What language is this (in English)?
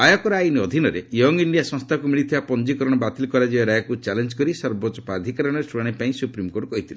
Odia